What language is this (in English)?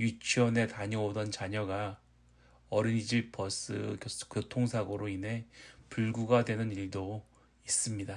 Korean